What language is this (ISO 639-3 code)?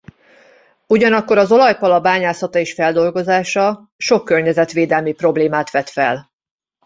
hun